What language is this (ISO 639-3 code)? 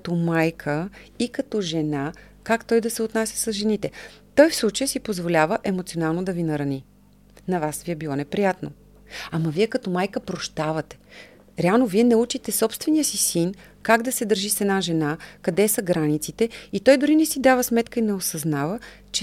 bul